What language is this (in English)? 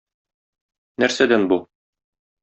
Tatar